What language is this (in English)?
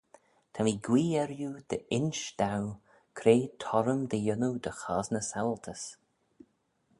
Manx